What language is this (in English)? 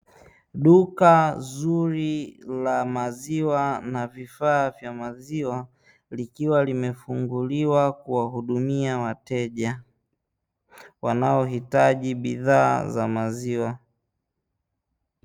Swahili